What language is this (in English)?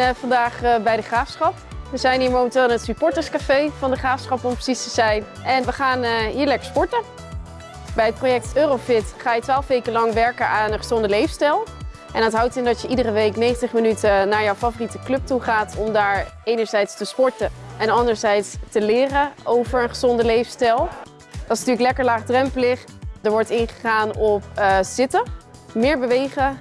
Dutch